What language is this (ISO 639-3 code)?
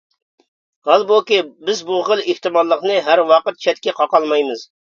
uig